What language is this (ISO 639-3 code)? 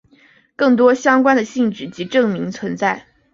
zho